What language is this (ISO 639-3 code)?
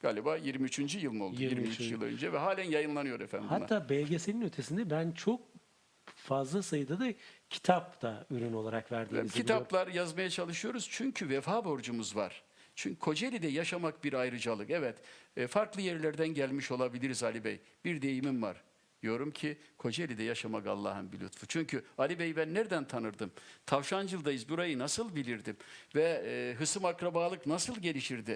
tur